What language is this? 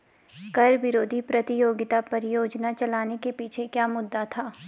Hindi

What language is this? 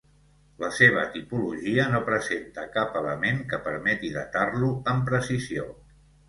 Catalan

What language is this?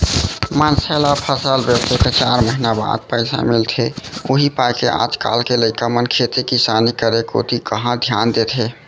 Chhattisgarhi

